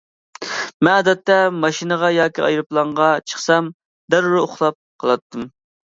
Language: Uyghur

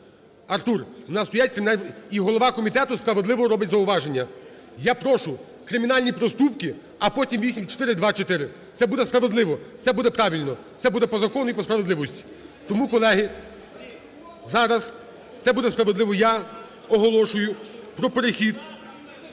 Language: Ukrainian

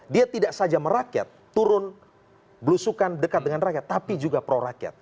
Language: Indonesian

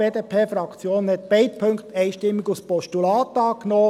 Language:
Swiss German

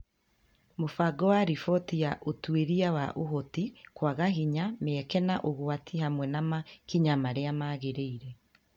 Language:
Kikuyu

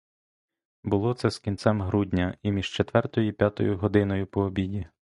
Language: Ukrainian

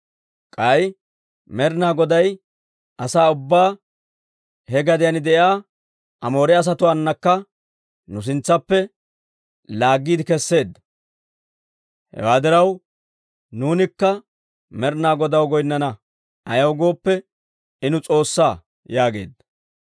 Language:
Dawro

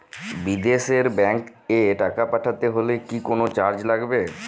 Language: Bangla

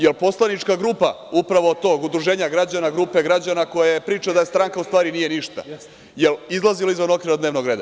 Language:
Serbian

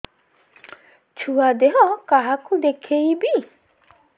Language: Odia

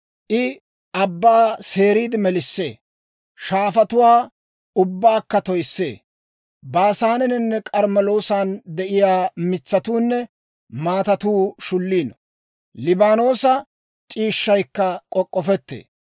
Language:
Dawro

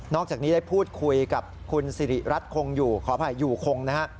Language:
Thai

